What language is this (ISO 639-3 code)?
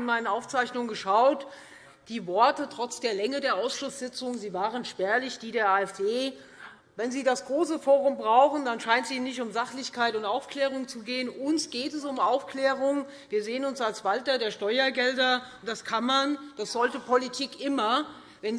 deu